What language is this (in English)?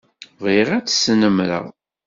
Kabyle